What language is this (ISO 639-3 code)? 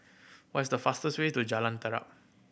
eng